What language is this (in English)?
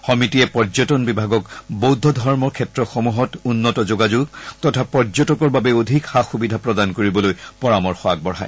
Assamese